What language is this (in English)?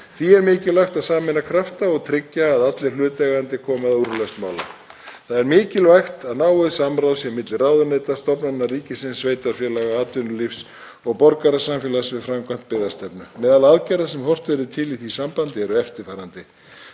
Icelandic